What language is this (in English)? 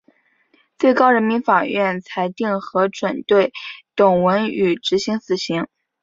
Chinese